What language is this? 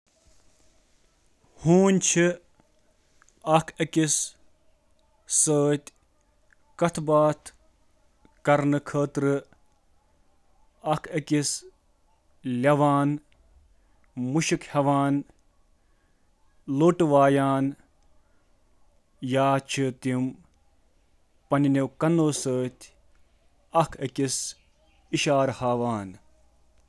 Kashmiri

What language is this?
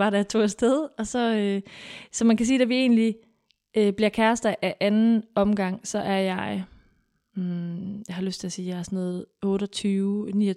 Danish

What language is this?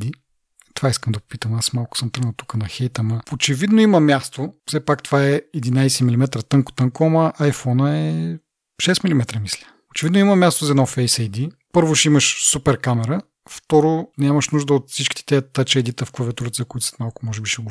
Bulgarian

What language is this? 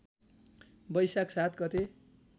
Nepali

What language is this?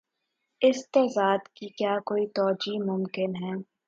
Urdu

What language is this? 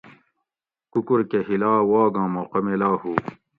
Gawri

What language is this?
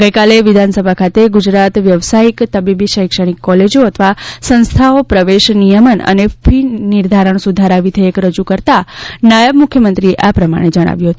Gujarati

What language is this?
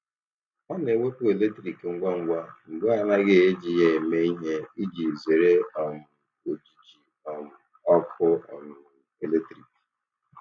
Igbo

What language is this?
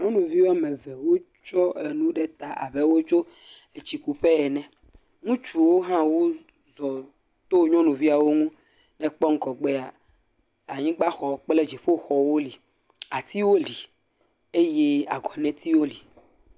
Ewe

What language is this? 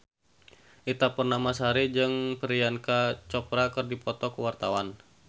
Sundanese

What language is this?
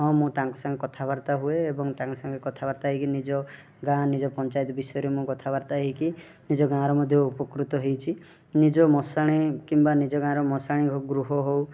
Odia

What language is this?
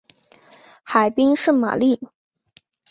Chinese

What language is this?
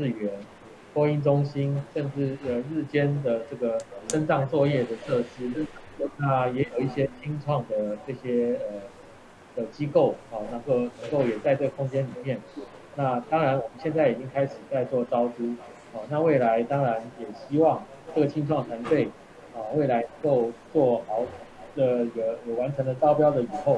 Korean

